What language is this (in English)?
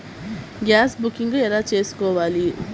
Telugu